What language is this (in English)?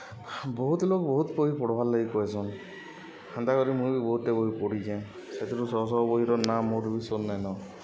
Odia